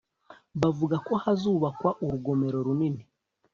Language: Kinyarwanda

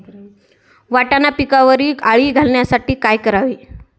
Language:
Marathi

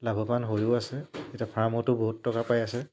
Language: Assamese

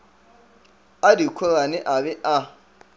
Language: Northern Sotho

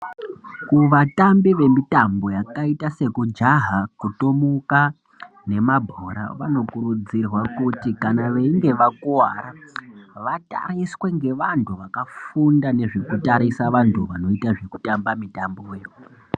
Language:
Ndau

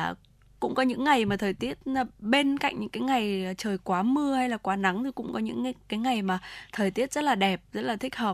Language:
Vietnamese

